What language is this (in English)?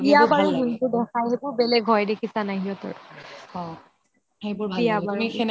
Assamese